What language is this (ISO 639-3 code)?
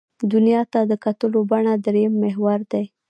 pus